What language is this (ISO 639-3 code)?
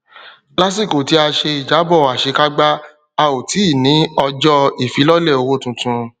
yor